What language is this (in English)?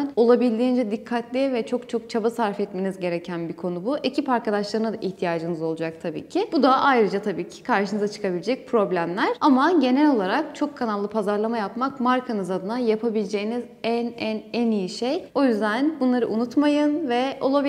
Turkish